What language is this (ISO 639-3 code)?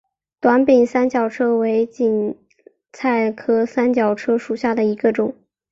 zho